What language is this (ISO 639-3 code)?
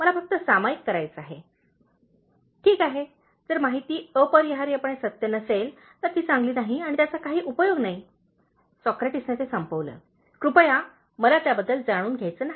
mar